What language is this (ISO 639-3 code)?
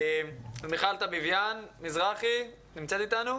heb